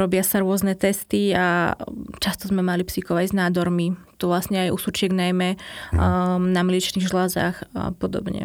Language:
Slovak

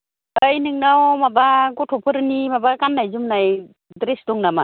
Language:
Bodo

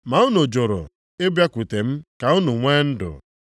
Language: Igbo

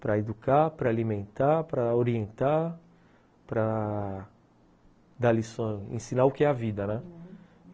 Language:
Portuguese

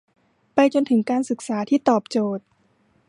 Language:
Thai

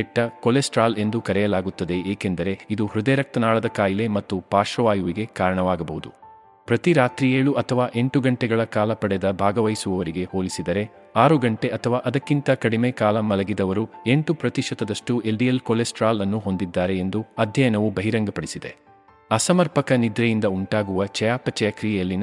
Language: Kannada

